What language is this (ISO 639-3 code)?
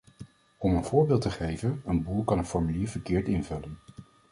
nld